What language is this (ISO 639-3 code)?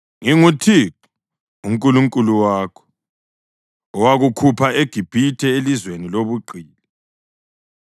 nde